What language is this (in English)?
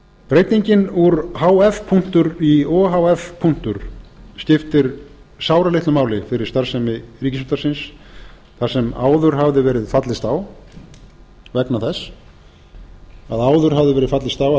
Icelandic